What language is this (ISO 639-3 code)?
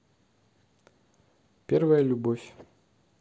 rus